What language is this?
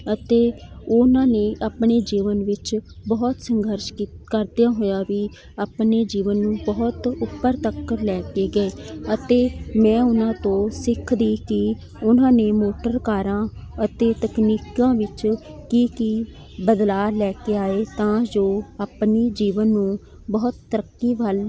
Punjabi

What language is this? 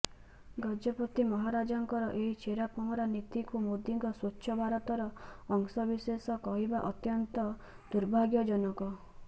Odia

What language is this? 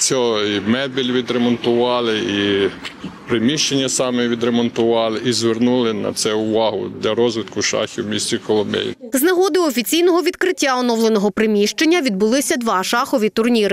Ukrainian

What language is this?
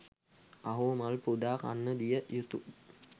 Sinhala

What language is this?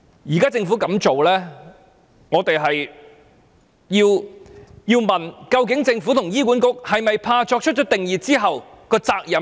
Cantonese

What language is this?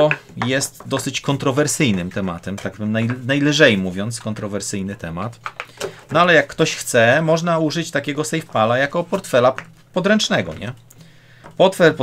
Polish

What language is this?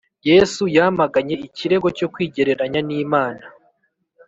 Kinyarwanda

